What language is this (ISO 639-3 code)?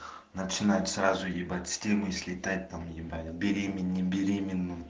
rus